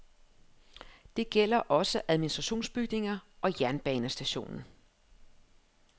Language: Danish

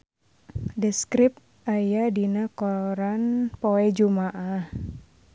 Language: Sundanese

